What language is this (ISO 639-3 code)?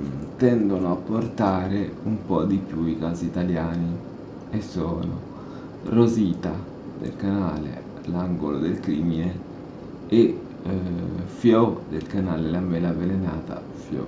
ita